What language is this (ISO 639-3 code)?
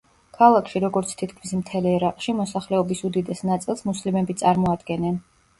kat